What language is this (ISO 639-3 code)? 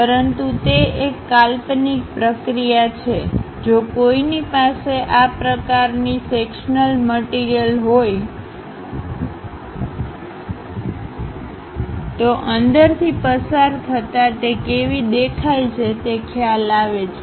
guj